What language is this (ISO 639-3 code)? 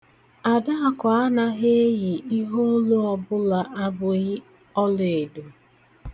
ibo